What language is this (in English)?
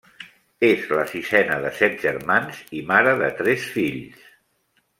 Catalan